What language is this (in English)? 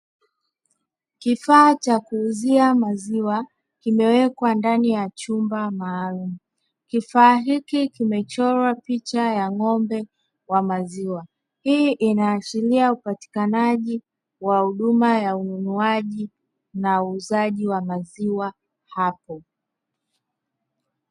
Swahili